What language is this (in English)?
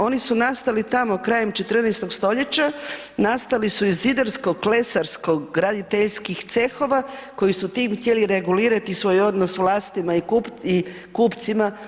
Croatian